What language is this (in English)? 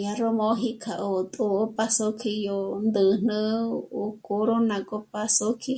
Michoacán Mazahua